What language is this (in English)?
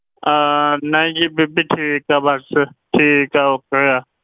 Punjabi